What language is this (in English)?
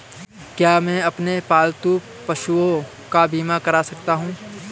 Hindi